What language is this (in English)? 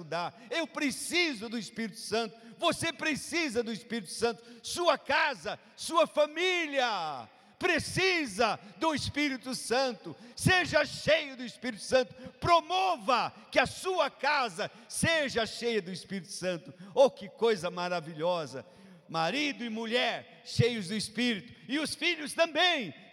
Portuguese